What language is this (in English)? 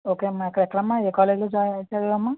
Telugu